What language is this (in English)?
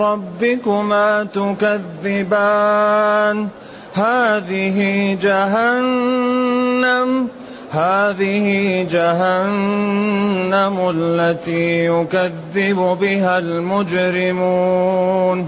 Arabic